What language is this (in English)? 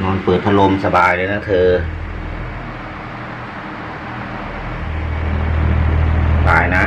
Thai